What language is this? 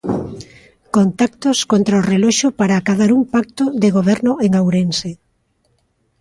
Galician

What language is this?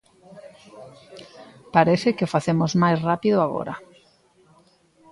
Galician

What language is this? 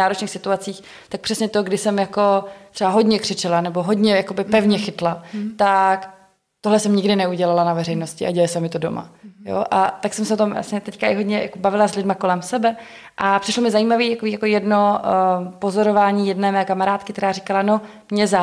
Czech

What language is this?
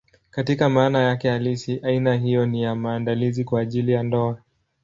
Swahili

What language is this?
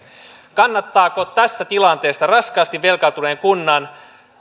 Finnish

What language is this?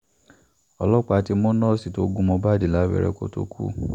Yoruba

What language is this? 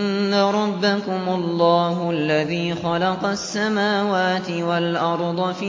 Arabic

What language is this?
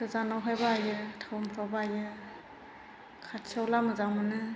Bodo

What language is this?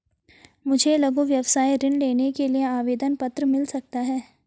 Hindi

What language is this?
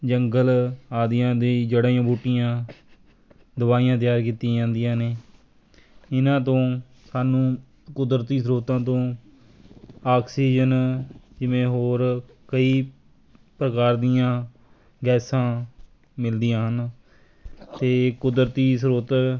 Punjabi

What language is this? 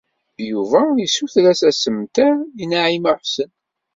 Kabyle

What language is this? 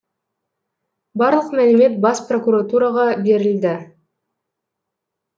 Kazakh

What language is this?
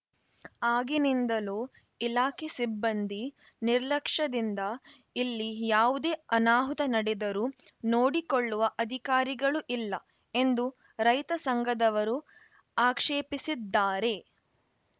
Kannada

